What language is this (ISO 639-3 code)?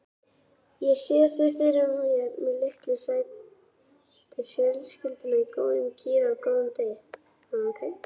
isl